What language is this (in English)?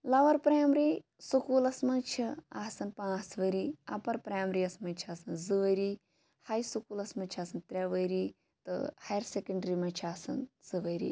Kashmiri